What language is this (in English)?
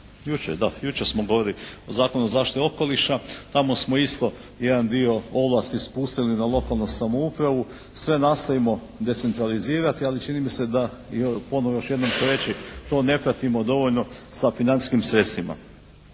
Croatian